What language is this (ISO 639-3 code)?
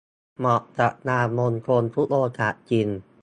tha